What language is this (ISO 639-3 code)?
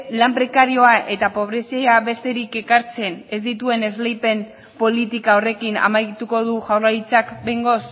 eus